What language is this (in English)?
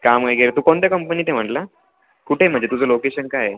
Marathi